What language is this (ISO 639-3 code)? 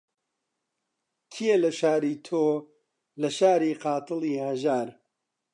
ckb